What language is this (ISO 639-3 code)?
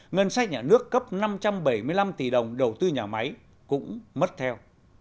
vie